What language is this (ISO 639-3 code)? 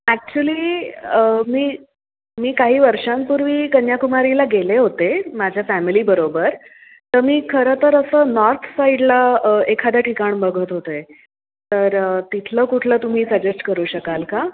mar